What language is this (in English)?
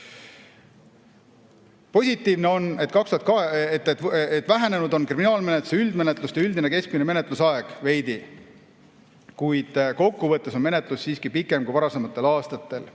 Estonian